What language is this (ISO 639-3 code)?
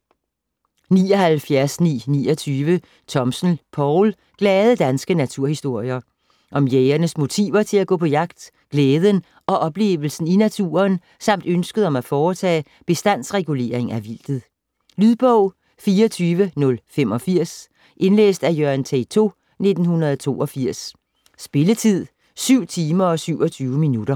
dan